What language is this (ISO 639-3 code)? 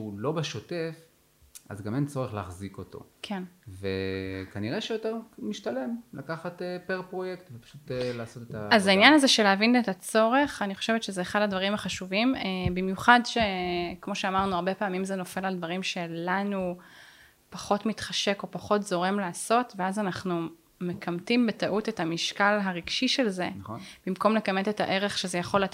heb